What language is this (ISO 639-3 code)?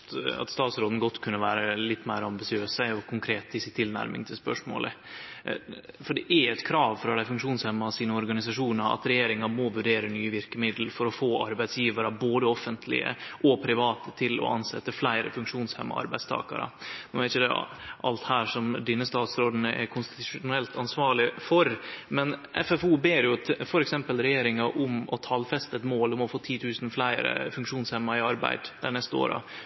nno